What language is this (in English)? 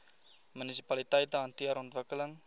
Afrikaans